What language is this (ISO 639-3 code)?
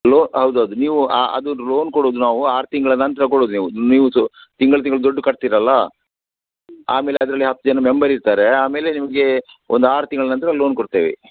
kan